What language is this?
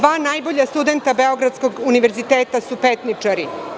Serbian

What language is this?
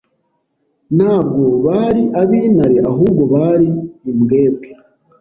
Kinyarwanda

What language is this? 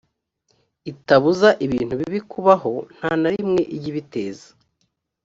Kinyarwanda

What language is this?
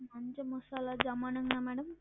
Tamil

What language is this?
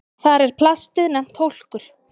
Icelandic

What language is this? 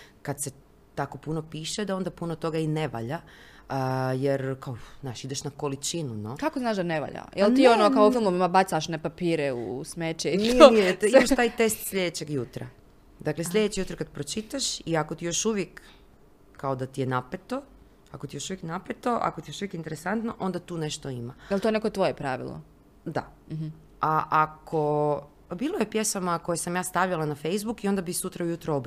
Croatian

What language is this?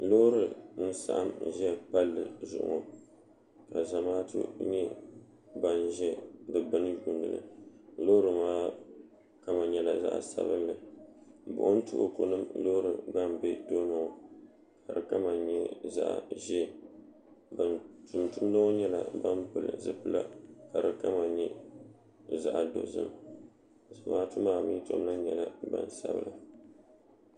Dagbani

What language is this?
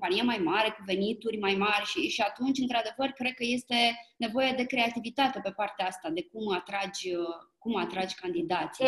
Romanian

